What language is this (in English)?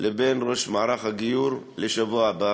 Hebrew